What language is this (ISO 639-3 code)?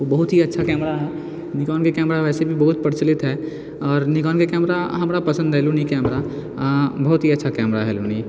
mai